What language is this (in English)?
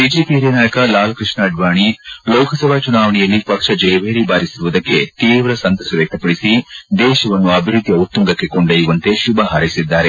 Kannada